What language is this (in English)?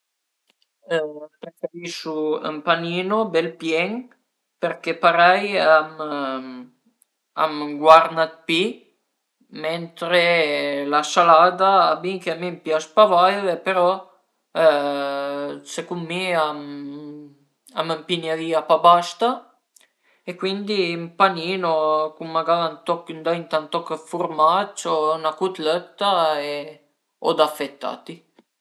Piedmontese